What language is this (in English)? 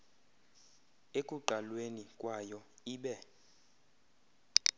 Xhosa